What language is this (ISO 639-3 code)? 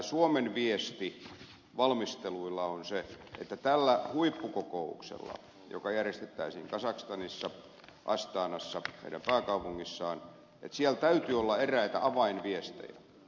fin